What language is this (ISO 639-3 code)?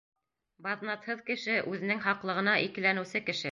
bak